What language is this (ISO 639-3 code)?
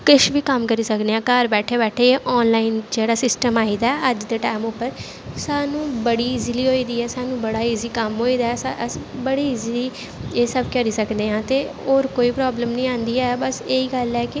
doi